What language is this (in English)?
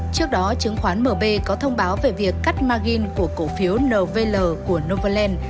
Vietnamese